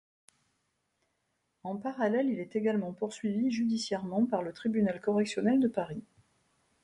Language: French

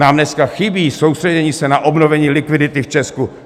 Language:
Czech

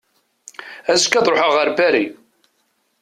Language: Kabyle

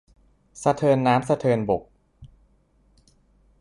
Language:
Thai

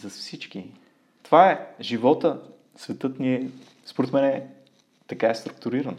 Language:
Bulgarian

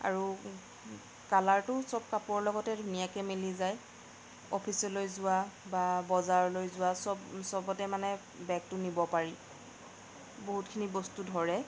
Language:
Assamese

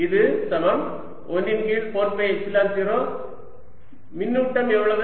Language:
Tamil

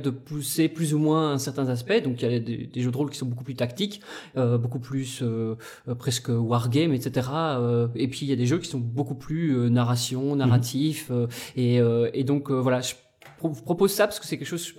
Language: French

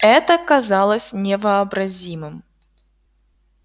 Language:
Russian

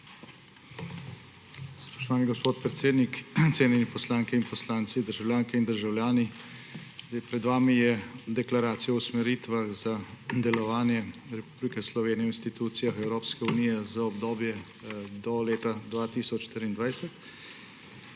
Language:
Slovenian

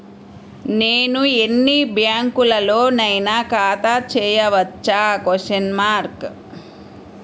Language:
Telugu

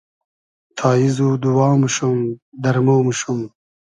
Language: Hazaragi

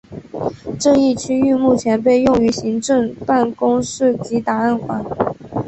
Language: Chinese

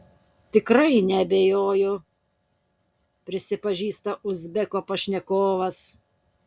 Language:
Lithuanian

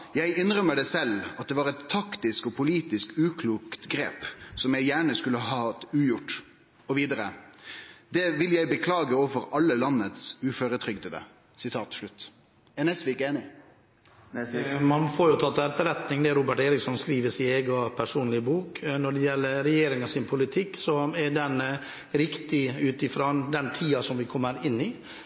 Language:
Norwegian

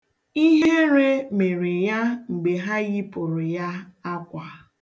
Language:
Igbo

